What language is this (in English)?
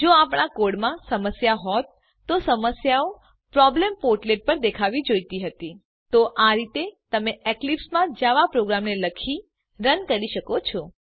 Gujarati